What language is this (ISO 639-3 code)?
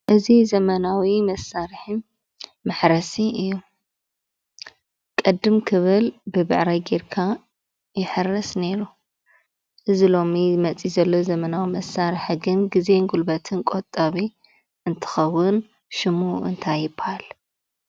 tir